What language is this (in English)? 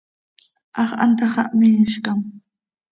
Seri